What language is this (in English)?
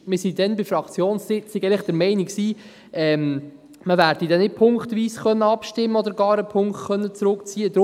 Swiss German